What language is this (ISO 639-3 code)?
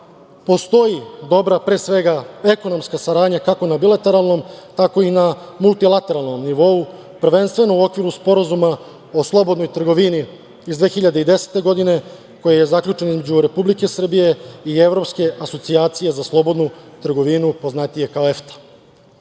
srp